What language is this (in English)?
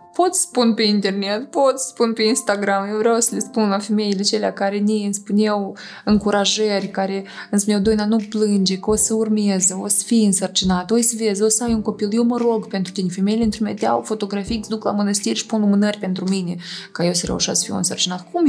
Romanian